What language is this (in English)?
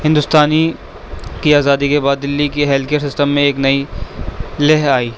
Urdu